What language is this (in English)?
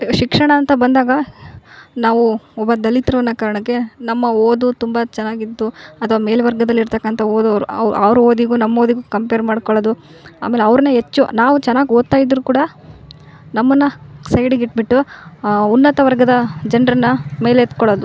Kannada